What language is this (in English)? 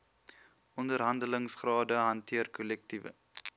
Afrikaans